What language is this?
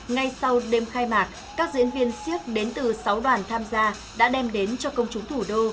Vietnamese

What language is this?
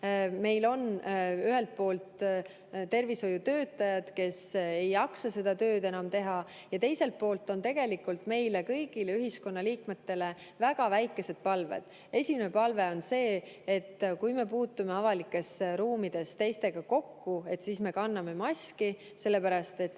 Estonian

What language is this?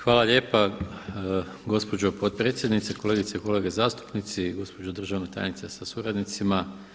Croatian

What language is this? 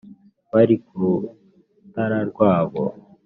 Kinyarwanda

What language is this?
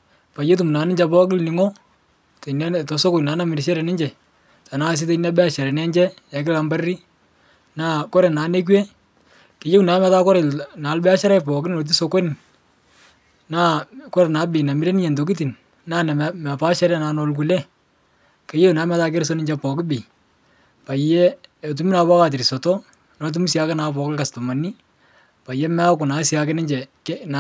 Masai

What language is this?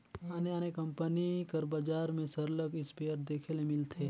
Chhattisgarhi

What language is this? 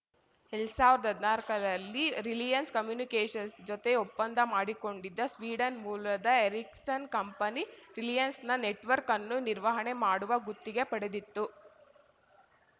Kannada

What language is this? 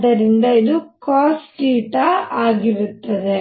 Kannada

